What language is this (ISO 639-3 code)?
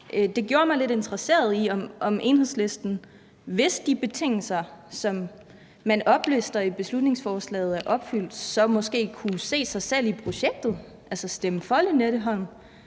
dan